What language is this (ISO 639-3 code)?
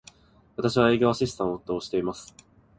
jpn